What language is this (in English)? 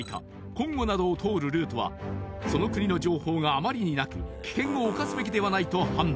Japanese